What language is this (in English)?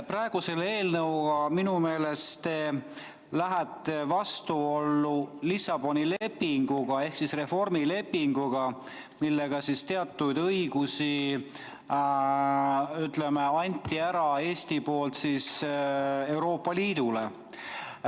Estonian